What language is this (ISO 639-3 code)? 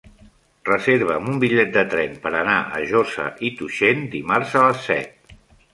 cat